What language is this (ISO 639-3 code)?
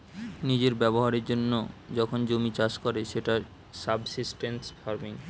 ben